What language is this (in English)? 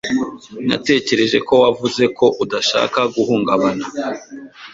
Kinyarwanda